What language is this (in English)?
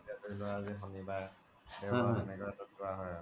Assamese